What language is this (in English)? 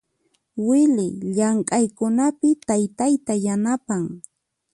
Puno Quechua